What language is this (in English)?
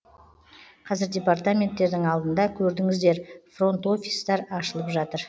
Kazakh